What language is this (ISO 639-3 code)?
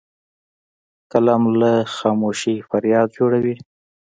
pus